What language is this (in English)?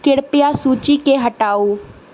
Maithili